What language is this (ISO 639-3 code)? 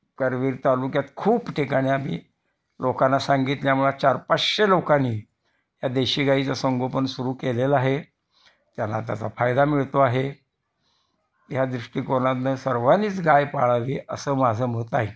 mar